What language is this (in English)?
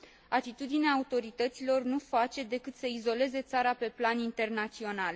Romanian